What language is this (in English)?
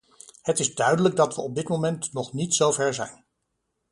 Dutch